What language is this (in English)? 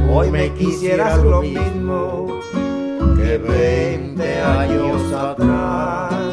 Hungarian